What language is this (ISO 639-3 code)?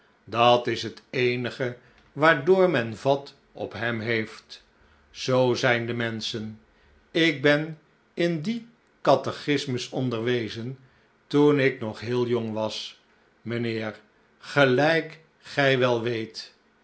nld